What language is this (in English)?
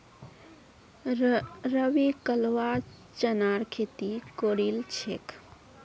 Magahi